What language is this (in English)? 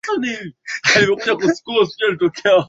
Swahili